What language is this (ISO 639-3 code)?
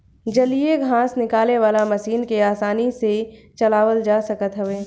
bho